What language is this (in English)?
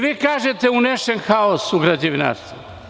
Serbian